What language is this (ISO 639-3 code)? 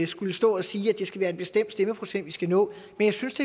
dan